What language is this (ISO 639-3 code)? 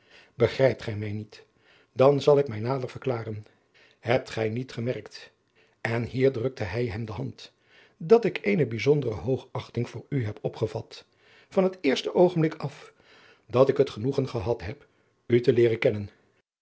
nld